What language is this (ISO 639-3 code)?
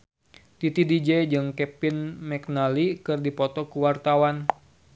sun